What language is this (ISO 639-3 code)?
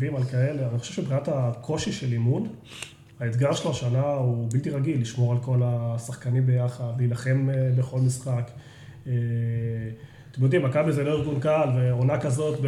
heb